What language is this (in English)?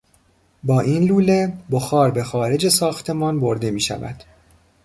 Persian